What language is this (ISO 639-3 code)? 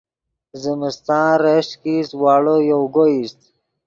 ydg